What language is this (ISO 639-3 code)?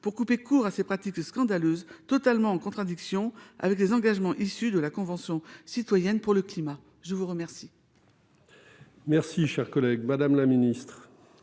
fra